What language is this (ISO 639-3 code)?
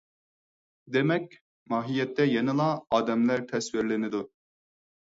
uig